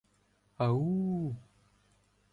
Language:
Ukrainian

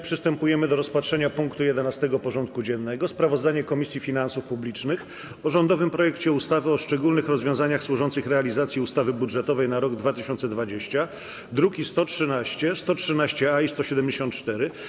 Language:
Polish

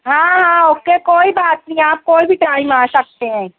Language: Urdu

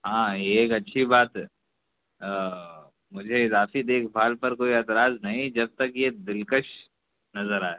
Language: Urdu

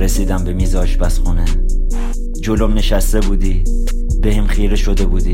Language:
Persian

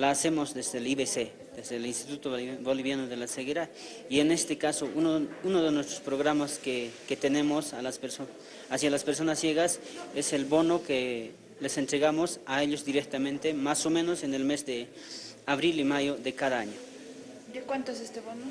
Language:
Spanish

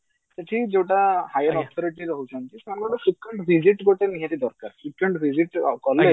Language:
Odia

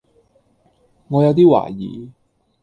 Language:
Cantonese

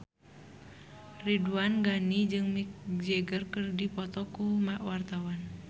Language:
Sundanese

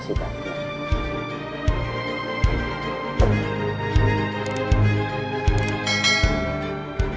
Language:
Indonesian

